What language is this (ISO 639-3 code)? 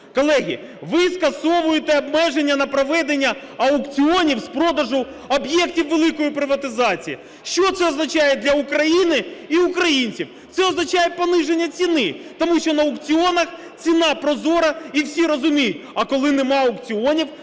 ukr